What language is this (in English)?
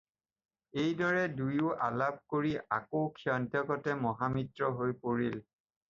Assamese